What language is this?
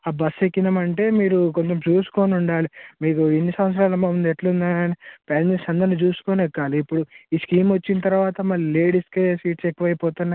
Telugu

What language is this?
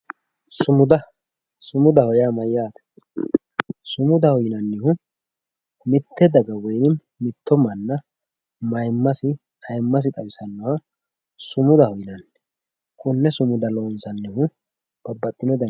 Sidamo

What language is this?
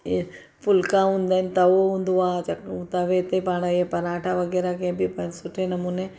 Sindhi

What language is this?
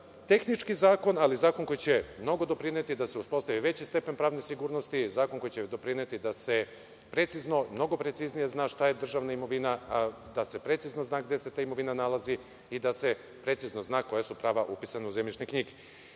Serbian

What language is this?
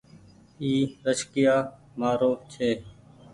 Goaria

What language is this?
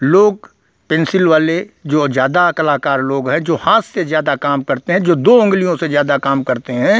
Hindi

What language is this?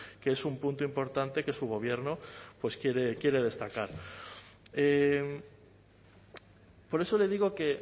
Spanish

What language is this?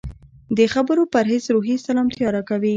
Pashto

